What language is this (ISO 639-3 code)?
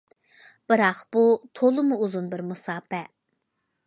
uig